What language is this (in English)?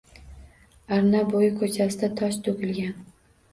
Uzbek